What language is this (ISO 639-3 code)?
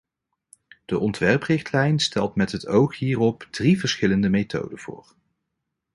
nld